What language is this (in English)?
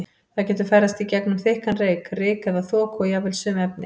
Icelandic